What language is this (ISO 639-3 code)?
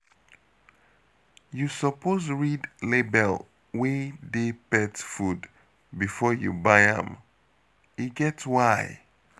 pcm